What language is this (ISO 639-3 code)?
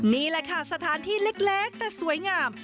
tha